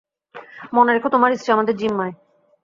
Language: Bangla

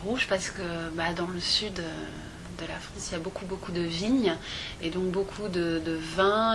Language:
French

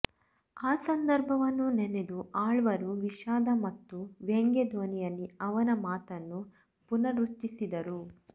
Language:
Kannada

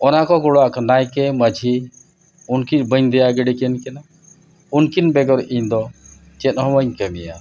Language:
Santali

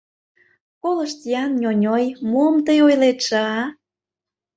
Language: Mari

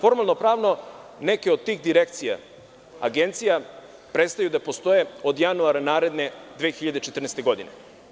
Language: Serbian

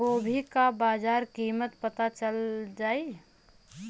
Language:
Bhojpuri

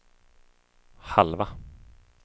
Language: Swedish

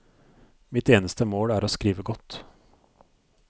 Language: Norwegian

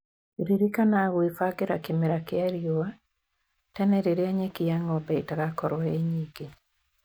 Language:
Kikuyu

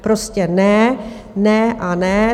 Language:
Czech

